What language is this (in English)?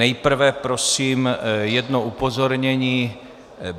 Czech